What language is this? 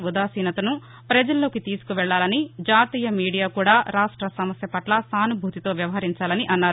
Telugu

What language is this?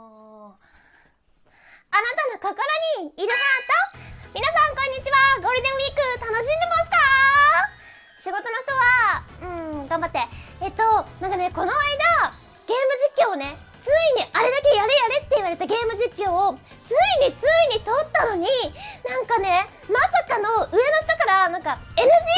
Japanese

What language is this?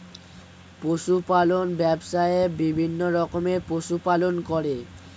Bangla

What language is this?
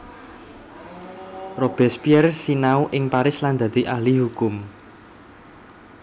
Javanese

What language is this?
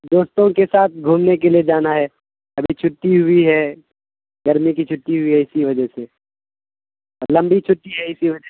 Urdu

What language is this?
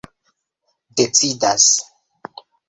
Esperanto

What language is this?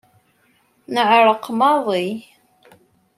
Kabyle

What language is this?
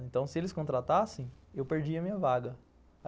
Portuguese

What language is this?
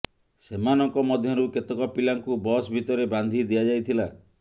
Odia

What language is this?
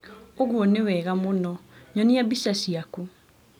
Kikuyu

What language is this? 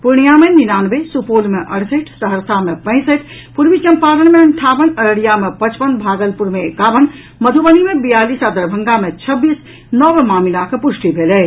Maithili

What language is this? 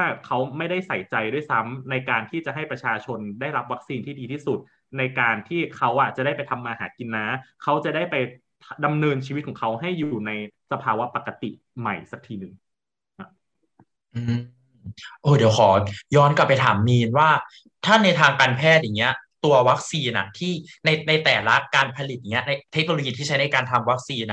Thai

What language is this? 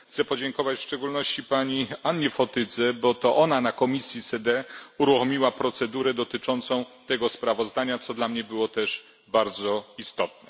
Polish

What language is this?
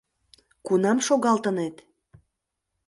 Mari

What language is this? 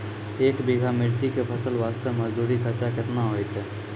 Maithili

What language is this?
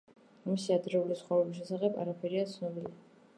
Georgian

